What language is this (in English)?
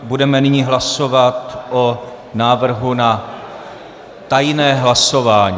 Czech